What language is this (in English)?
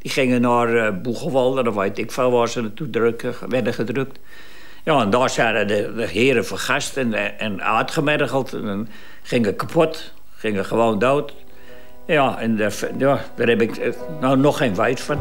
Dutch